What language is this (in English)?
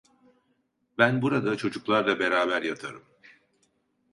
Turkish